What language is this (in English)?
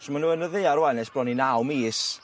Welsh